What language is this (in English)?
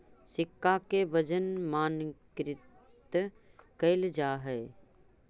Magahi